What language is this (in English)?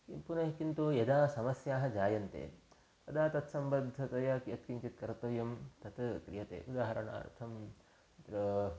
Sanskrit